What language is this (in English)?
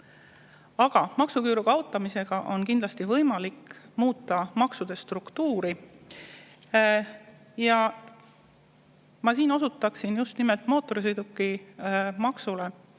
Estonian